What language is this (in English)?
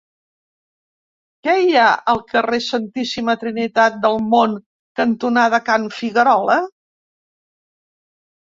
Catalan